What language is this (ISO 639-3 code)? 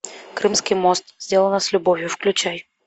rus